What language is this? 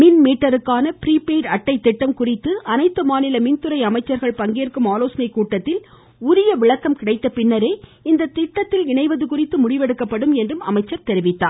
Tamil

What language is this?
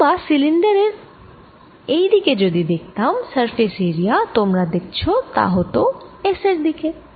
Bangla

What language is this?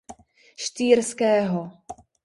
Czech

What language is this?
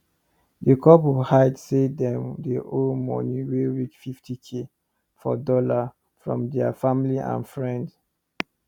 Nigerian Pidgin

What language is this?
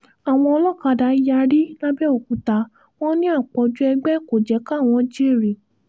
Yoruba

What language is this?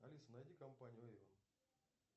Russian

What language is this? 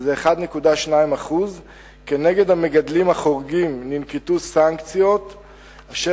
Hebrew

